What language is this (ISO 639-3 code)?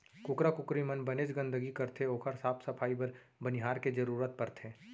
hne